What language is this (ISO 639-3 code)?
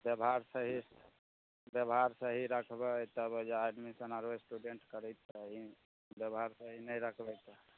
mai